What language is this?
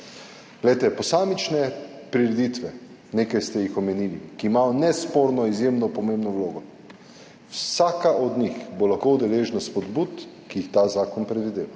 Slovenian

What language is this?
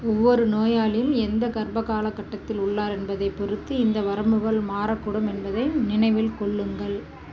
Tamil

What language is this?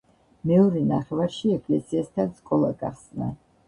Georgian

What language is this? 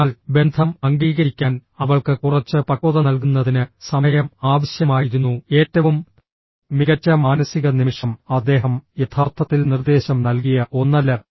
Malayalam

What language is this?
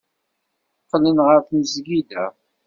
Kabyle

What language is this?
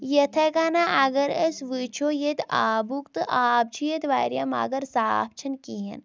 Kashmiri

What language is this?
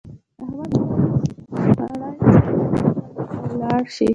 Pashto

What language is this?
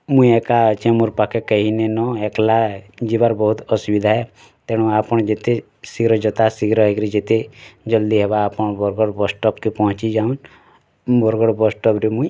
Odia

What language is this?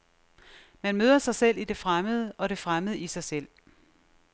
Danish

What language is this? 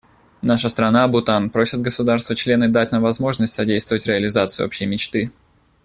Russian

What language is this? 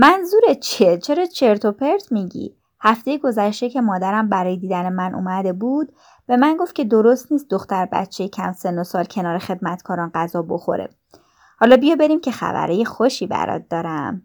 Persian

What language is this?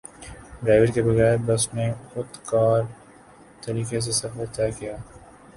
Urdu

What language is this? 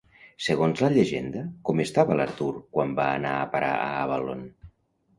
Catalan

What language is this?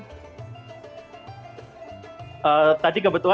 Indonesian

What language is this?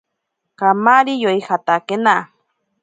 Ashéninka Perené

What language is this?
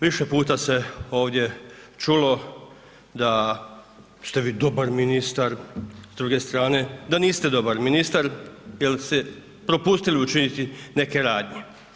Croatian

